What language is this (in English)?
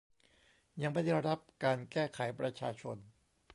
Thai